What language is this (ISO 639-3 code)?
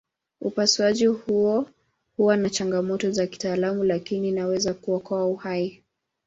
swa